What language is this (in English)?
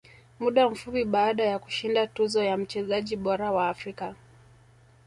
Swahili